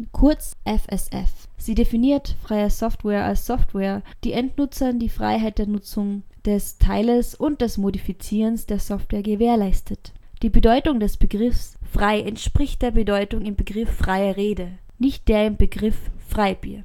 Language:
German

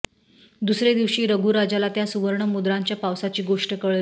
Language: Marathi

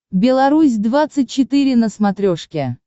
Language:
Russian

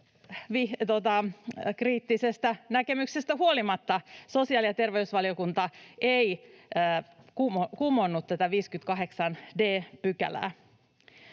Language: Finnish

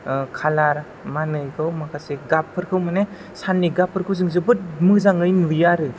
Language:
Bodo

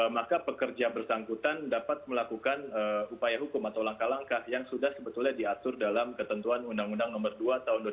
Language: Indonesian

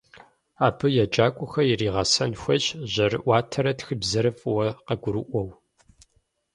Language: Kabardian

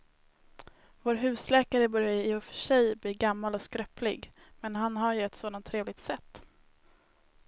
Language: Swedish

